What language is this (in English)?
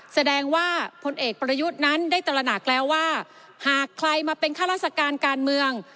Thai